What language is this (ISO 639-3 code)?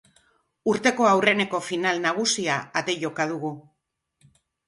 eus